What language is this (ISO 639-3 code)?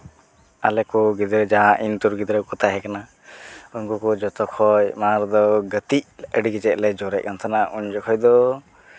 sat